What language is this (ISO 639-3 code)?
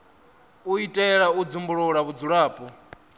ven